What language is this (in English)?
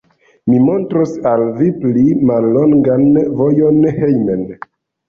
Esperanto